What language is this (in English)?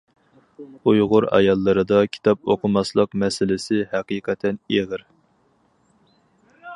Uyghur